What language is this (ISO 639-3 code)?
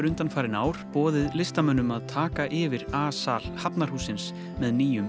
isl